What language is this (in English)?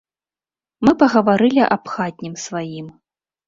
Belarusian